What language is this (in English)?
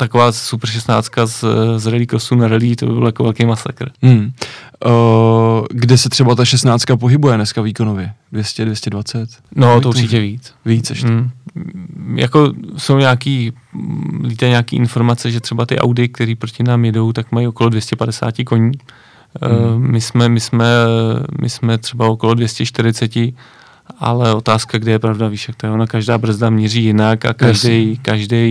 Czech